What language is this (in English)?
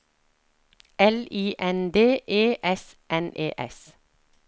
Norwegian